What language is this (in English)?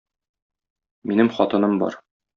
Tatar